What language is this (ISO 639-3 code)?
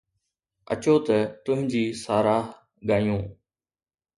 snd